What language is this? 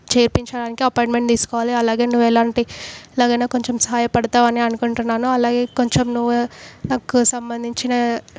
Telugu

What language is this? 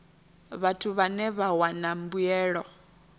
Venda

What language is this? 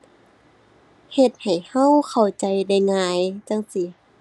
Thai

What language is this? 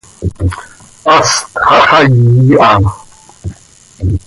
Seri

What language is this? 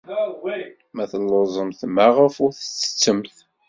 Kabyle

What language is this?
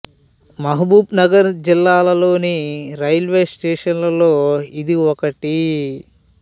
Telugu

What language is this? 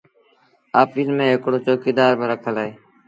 Sindhi Bhil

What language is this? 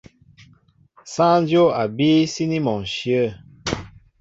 Mbo (Cameroon)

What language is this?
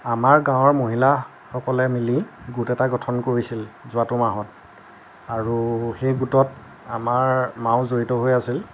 Assamese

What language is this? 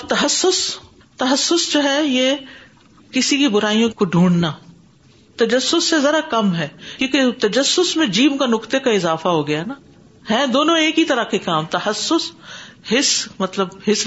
Urdu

